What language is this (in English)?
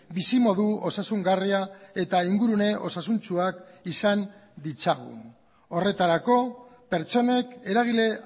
Basque